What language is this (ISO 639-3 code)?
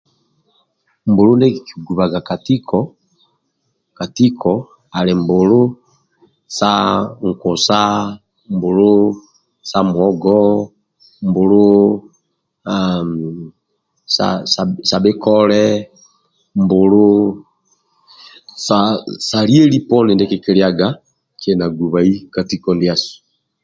rwm